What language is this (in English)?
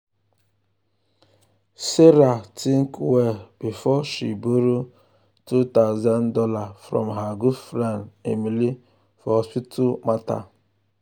Nigerian Pidgin